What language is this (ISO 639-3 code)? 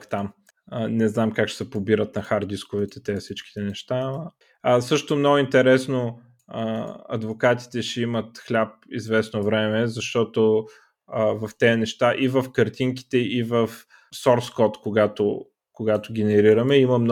bul